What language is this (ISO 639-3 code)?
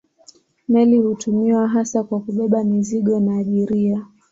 swa